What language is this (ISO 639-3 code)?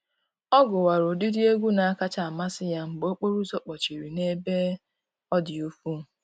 ibo